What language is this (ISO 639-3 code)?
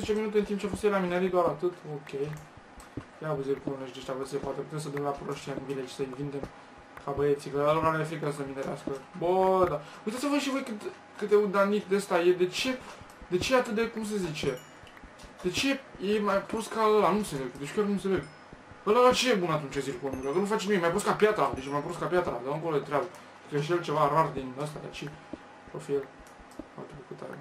ron